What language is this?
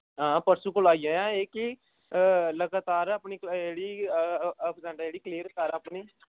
Dogri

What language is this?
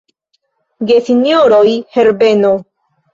Esperanto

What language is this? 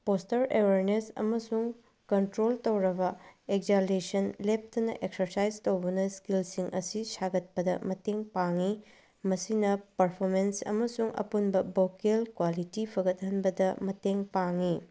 Manipuri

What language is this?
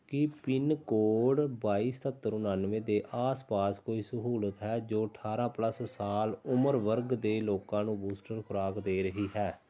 Punjabi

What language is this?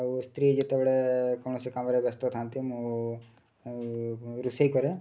Odia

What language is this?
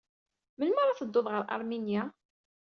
Kabyle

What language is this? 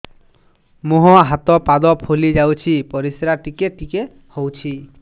Odia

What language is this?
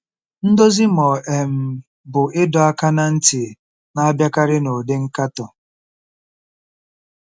Igbo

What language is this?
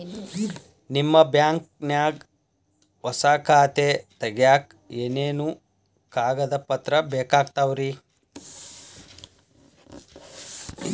Kannada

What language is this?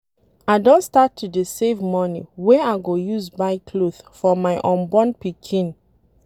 Nigerian Pidgin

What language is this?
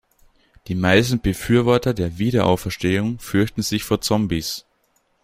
German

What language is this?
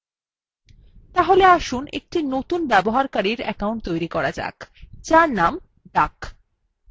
Bangla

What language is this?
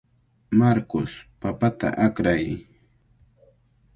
Cajatambo North Lima Quechua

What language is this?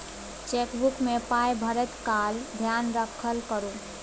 Maithili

